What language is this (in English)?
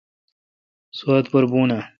Kalkoti